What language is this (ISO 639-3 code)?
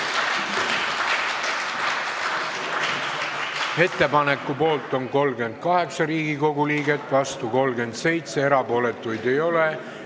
est